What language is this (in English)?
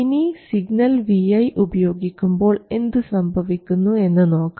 Malayalam